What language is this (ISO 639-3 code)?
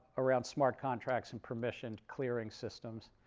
eng